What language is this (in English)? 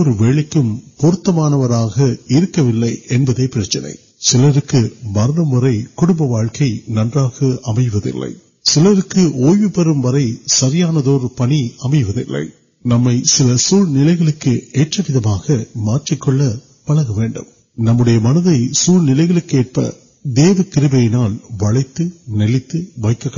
Urdu